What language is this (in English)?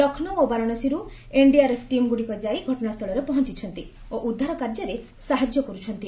Odia